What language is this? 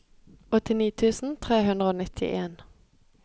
Norwegian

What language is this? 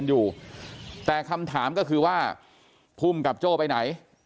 Thai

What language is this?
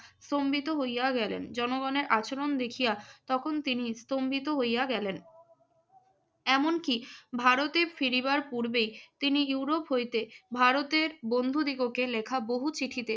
Bangla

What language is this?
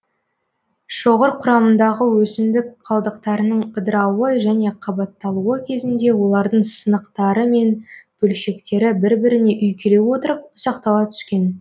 Kazakh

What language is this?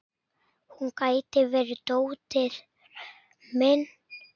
Icelandic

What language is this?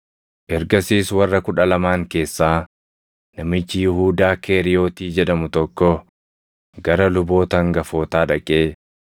Oromo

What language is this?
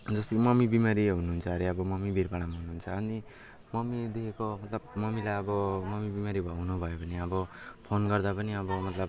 Nepali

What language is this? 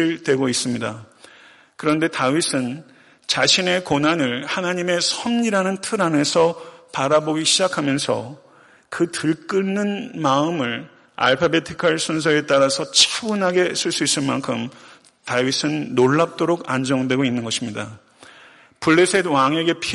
Korean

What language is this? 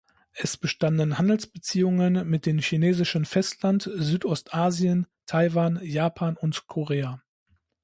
German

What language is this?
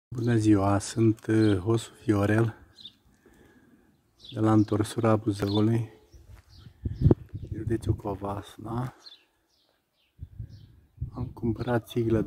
Romanian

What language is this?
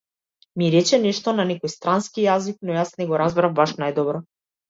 Macedonian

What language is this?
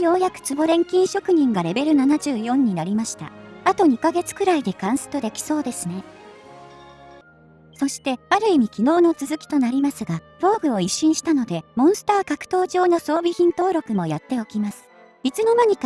Japanese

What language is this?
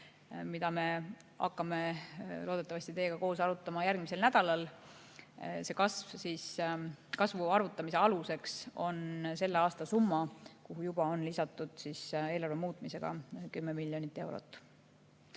Estonian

